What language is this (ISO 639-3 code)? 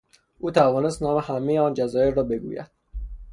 fas